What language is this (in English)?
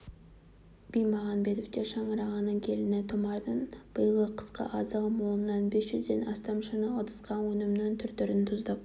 Kazakh